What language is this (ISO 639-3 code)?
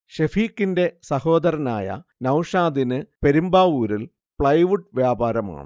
mal